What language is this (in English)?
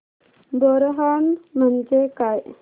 Marathi